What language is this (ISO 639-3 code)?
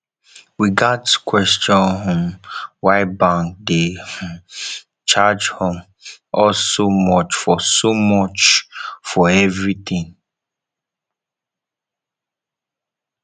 pcm